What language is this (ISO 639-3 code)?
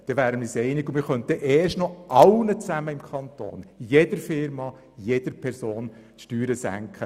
gsw